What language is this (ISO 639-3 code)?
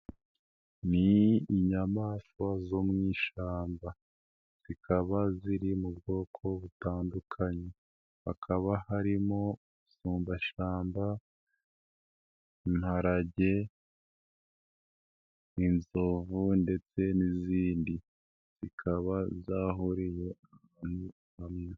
kin